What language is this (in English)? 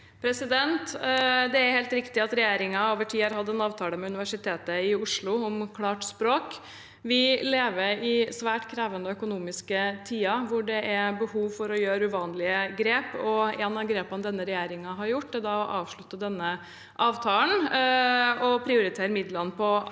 Norwegian